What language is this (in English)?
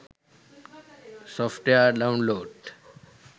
Sinhala